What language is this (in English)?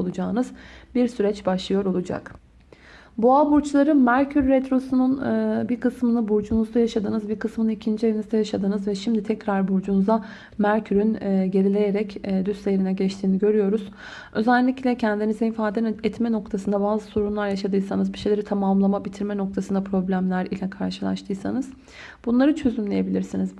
Turkish